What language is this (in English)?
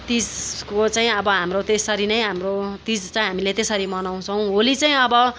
Nepali